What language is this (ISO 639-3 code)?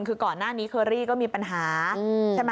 tha